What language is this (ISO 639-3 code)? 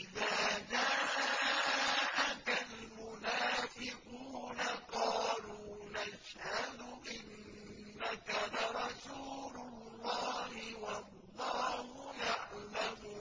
ara